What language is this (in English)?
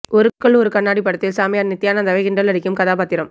Tamil